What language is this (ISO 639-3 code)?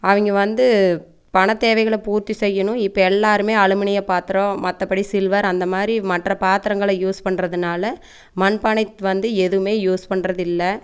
tam